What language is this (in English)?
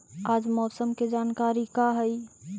Magahi